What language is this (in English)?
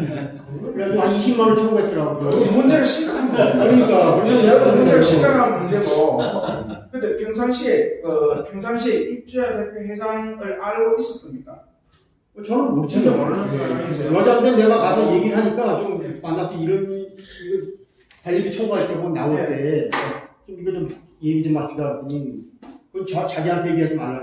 Korean